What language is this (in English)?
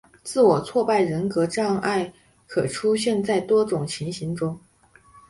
Chinese